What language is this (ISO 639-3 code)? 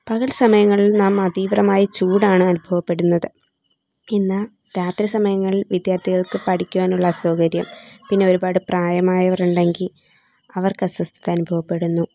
mal